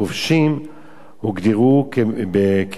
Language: Hebrew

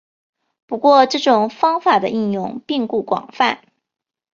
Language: Chinese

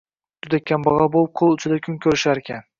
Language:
Uzbek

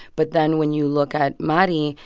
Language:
English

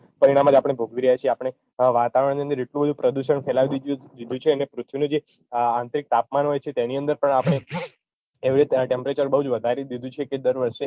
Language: Gujarati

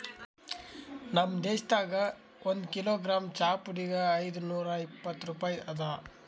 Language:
Kannada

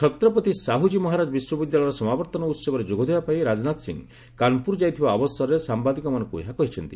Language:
Odia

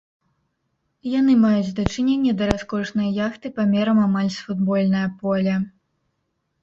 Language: Belarusian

